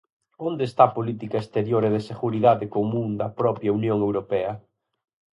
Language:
Galician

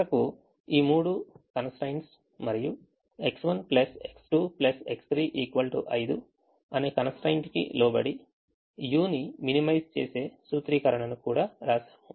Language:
Telugu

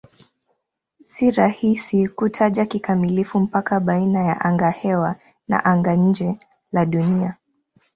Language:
Swahili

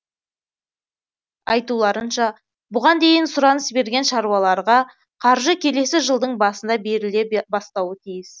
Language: Kazakh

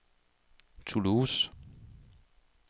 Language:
Danish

